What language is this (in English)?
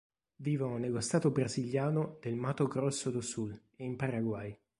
Italian